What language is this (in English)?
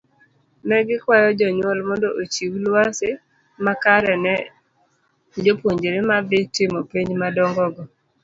Luo (Kenya and Tanzania)